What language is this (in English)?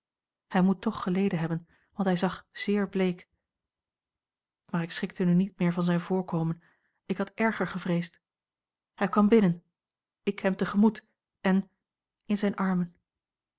Dutch